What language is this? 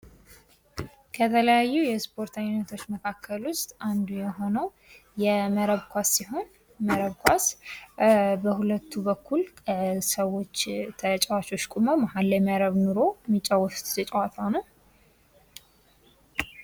Amharic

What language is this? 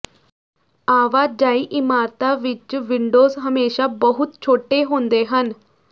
Punjabi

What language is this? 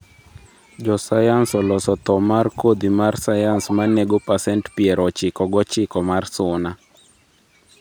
Luo (Kenya and Tanzania)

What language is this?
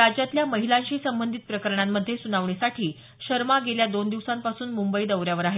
Marathi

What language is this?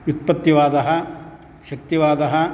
Sanskrit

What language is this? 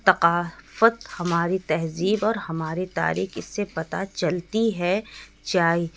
Urdu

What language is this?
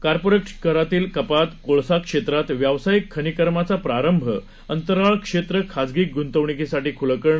Marathi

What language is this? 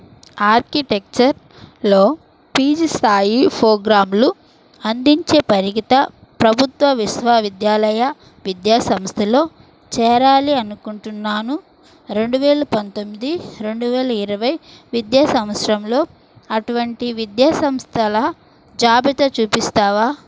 Telugu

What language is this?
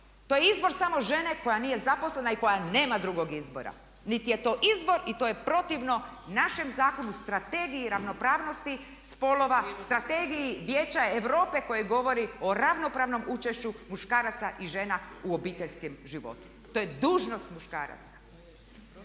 Croatian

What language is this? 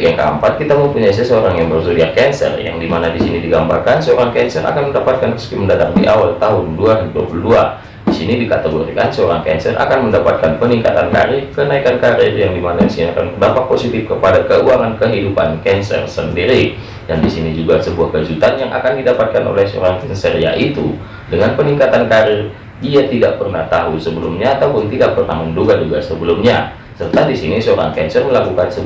Indonesian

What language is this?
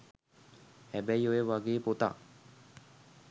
Sinhala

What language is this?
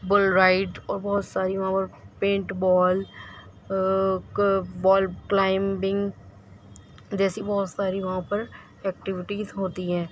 Urdu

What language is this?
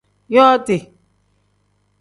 Tem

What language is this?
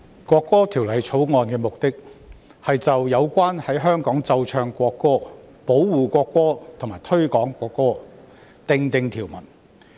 Cantonese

